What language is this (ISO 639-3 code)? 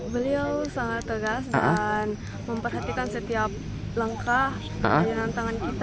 ind